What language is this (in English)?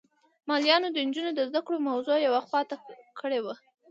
Pashto